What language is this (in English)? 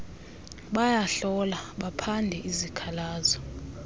Xhosa